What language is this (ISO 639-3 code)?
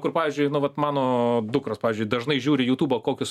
lit